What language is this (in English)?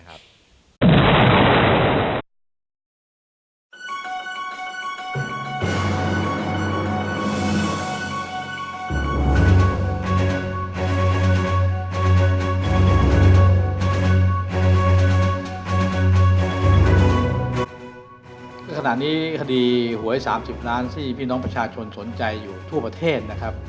Thai